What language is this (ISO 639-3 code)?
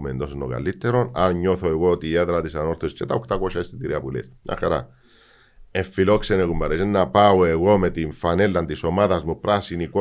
ell